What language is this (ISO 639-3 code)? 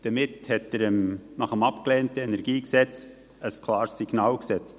gsw